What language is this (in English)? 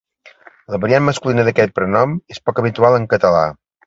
Catalan